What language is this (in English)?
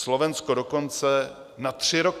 Czech